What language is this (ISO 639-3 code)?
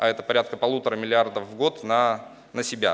rus